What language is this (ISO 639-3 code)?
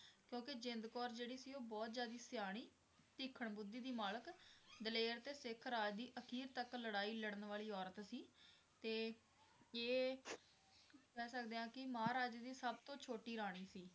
pan